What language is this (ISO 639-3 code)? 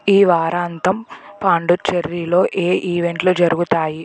tel